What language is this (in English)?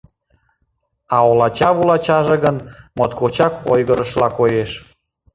Mari